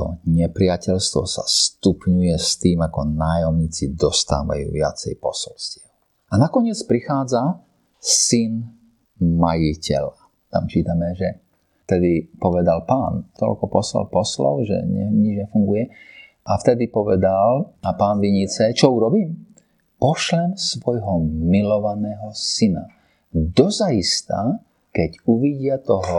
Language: Slovak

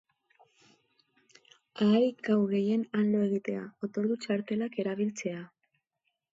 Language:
Basque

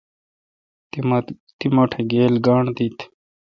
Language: Kalkoti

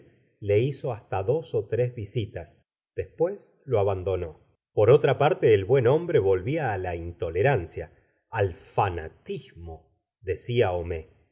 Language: Spanish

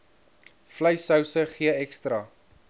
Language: Afrikaans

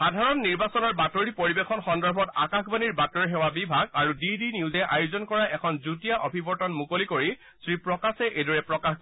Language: Assamese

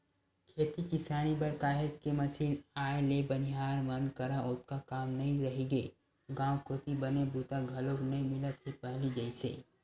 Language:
Chhattisgarhi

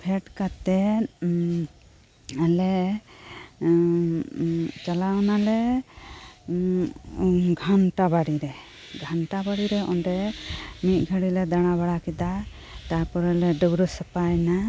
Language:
Santali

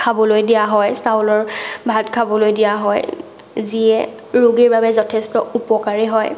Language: Assamese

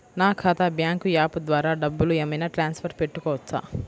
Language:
Telugu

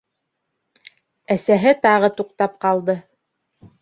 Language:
Bashkir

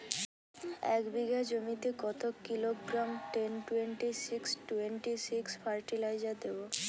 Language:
Bangla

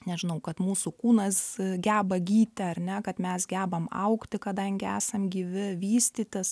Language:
Lithuanian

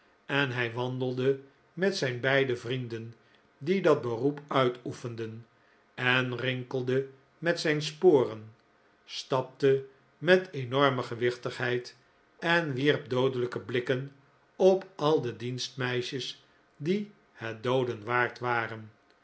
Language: Dutch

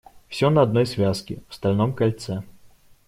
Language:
Russian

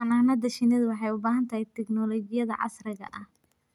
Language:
Somali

